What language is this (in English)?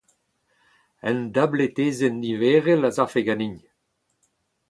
Breton